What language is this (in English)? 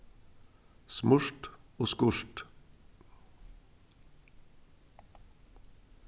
Faroese